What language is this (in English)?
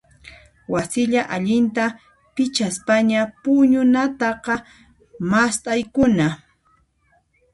Puno Quechua